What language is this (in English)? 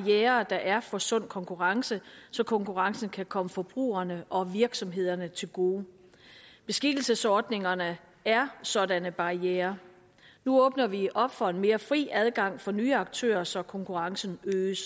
Danish